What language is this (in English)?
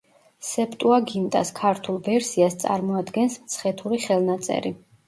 Georgian